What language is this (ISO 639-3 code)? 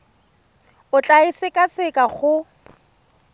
tsn